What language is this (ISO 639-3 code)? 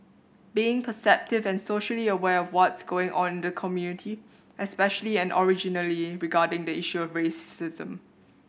eng